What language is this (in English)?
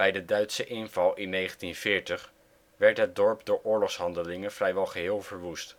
Dutch